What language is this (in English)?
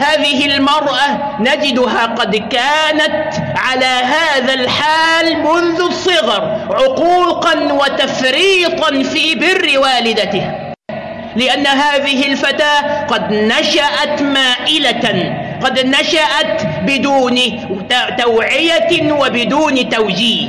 Arabic